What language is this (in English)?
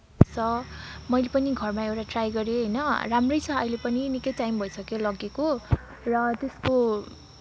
Nepali